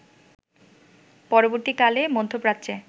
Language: Bangla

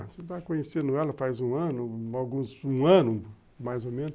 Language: Portuguese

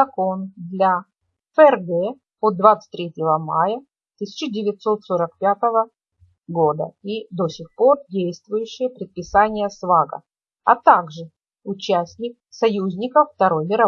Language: Russian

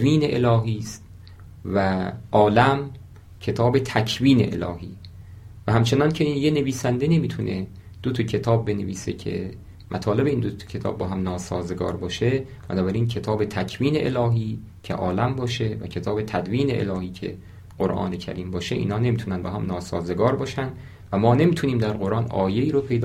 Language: Persian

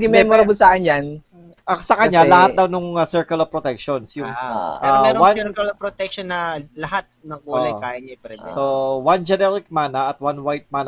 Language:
Filipino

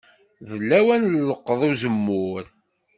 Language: Kabyle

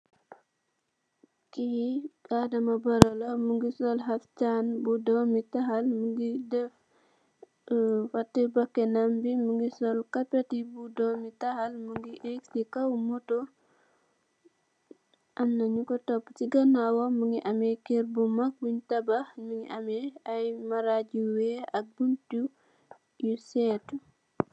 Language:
Wolof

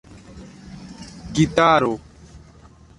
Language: Esperanto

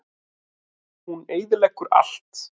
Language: Icelandic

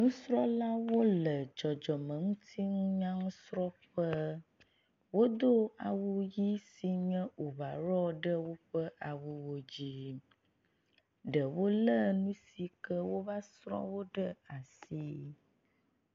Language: Ewe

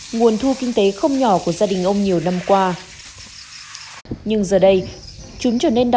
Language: Vietnamese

